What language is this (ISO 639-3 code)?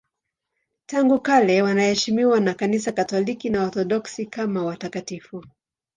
swa